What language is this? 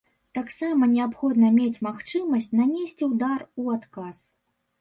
Belarusian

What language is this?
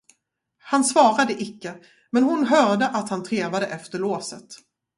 Swedish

